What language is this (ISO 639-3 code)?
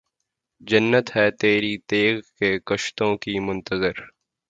urd